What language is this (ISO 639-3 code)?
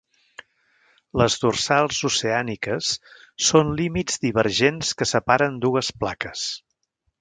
cat